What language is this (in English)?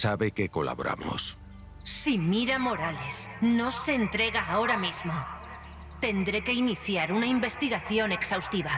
Spanish